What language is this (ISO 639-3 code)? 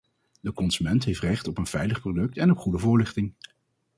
nld